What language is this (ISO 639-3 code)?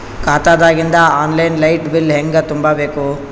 kan